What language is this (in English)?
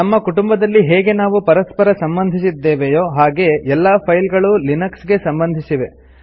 Kannada